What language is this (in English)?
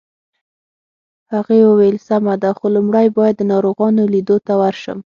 Pashto